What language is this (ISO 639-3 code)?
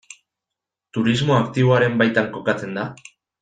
eus